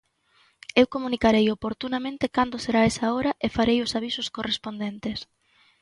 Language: Galician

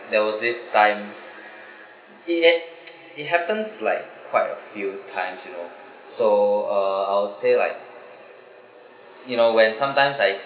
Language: English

